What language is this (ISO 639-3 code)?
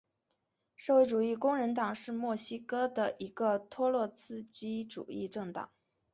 zho